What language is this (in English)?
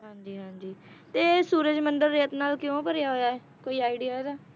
Punjabi